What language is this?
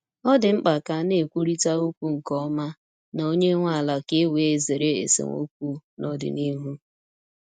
Igbo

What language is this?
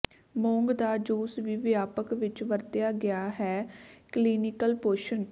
Punjabi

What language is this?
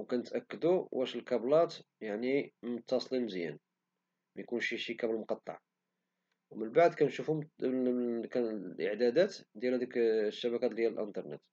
Moroccan Arabic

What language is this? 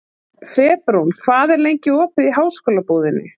Icelandic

